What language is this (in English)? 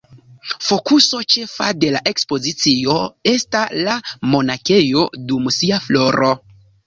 Esperanto